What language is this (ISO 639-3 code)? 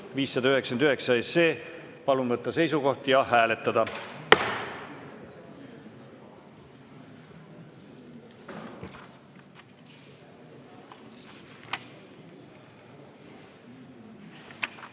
est